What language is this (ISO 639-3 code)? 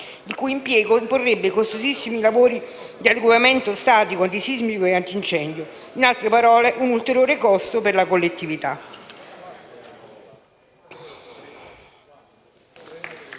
ita